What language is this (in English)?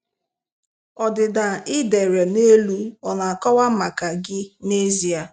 Igbo